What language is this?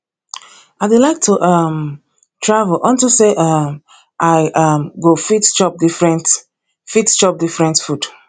Nigerian Pidgin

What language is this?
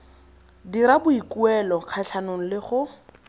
Tswana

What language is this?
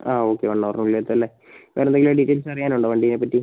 Malayalam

